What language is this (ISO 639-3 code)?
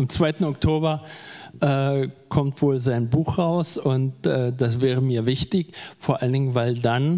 deu